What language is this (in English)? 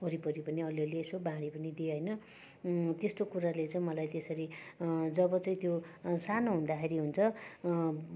Nepali